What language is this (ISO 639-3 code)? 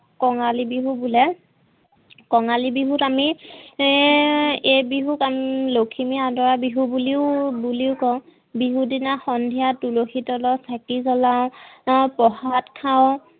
asm